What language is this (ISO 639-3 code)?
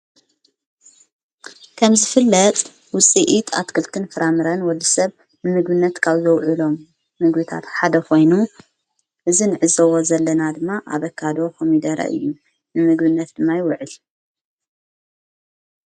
tir